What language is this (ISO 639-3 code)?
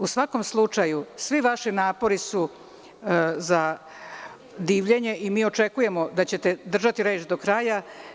srp